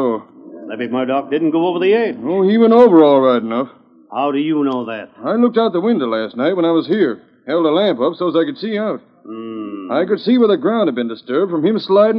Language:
English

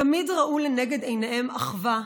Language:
Hebrew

